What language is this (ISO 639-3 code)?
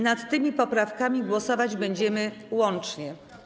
pol